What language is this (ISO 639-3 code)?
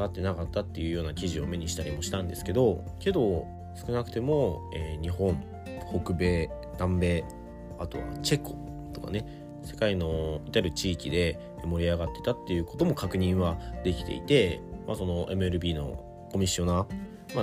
jpn